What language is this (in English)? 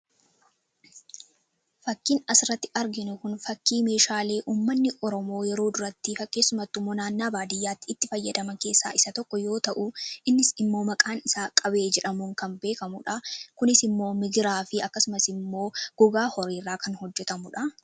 Oromo